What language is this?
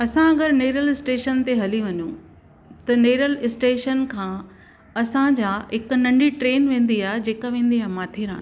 Sindhi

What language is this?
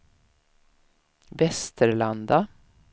Swedish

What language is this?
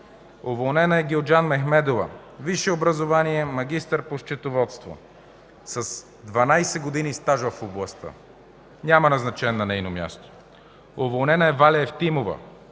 Bulgarian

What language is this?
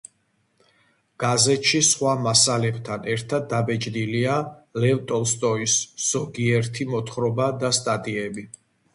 Georgian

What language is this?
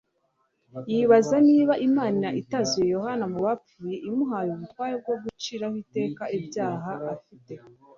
Kinyarwanda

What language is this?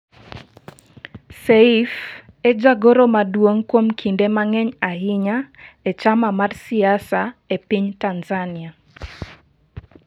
Luo (Kenya and Tanzania)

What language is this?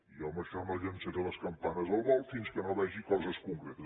Catalan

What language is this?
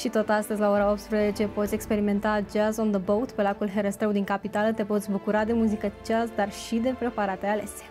Romanian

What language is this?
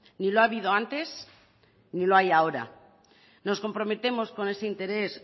Spanish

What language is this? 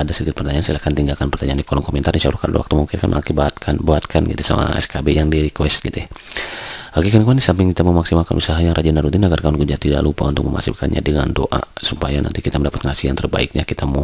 Indonesian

